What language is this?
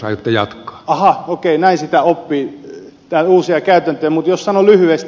Finnish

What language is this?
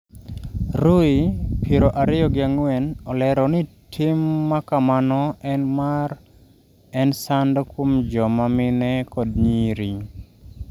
Luo (Kenya and Tanzania)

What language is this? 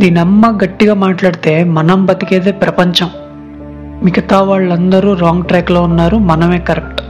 Telugu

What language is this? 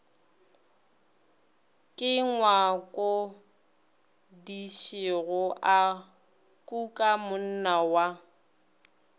Northern Sotho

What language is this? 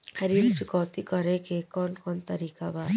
Bhojpuri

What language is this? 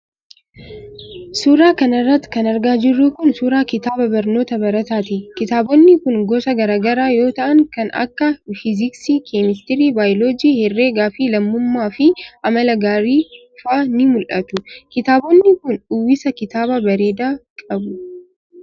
Oromo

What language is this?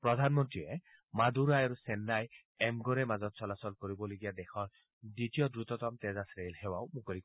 Assamese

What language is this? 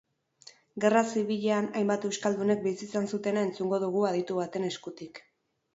Basque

